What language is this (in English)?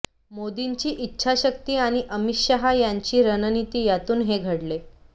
Marathi